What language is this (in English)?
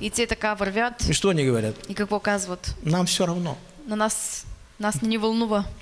Russian